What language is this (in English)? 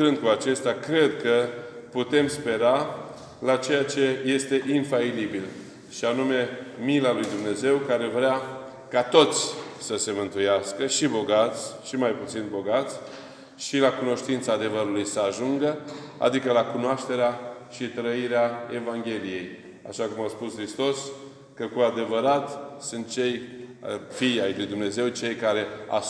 Romanian